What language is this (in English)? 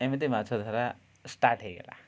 Odia